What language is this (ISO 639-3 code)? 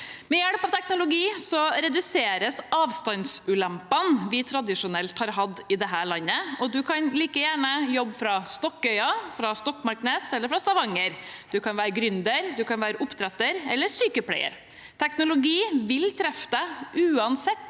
nor